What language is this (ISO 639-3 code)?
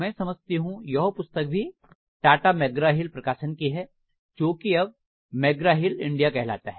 hin